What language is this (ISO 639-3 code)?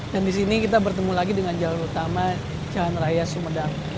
ind